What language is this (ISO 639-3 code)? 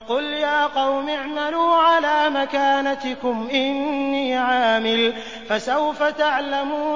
ara